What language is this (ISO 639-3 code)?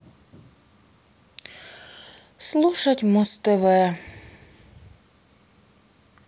rus